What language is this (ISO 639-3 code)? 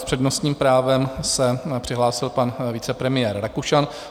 ces